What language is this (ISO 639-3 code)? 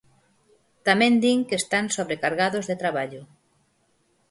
glg